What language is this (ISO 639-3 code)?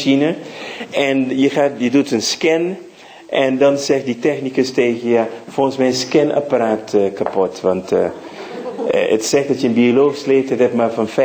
nld